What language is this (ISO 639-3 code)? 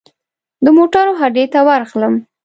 pus